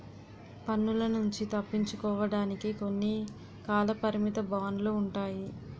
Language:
Telugu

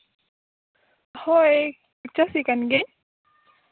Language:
Santali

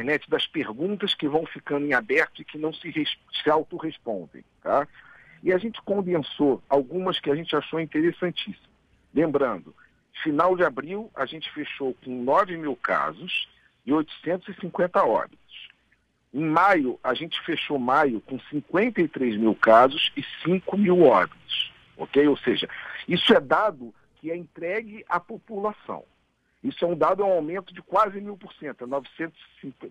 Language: Portuguese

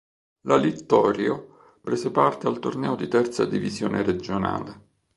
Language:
Italian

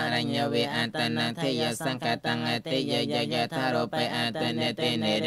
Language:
Thai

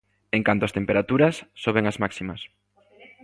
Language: Galician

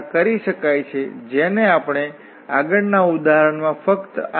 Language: Gujarati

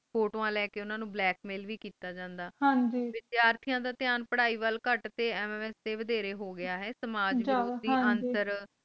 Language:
Punjabi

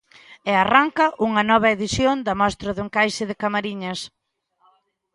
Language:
Galician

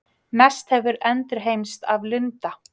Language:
Icelandic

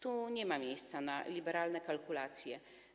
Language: Polish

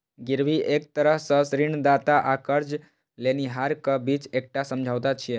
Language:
Maithili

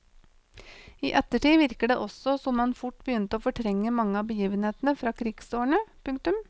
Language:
Norwegian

